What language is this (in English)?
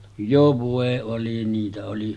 Finnish